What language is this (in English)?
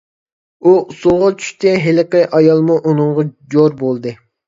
Uyghur